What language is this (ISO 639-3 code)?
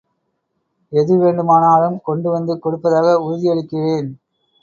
tam